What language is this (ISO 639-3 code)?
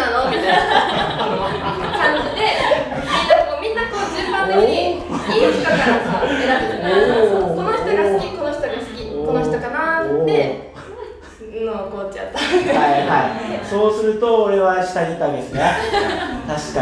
jpn